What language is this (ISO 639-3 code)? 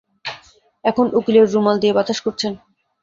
ben